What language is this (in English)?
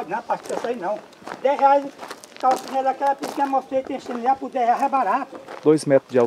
Portuguese